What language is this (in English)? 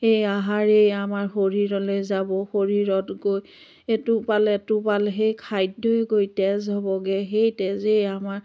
Assamese